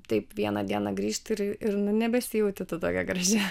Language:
Lithuanian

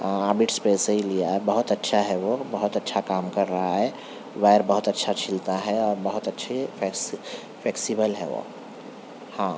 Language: Urdu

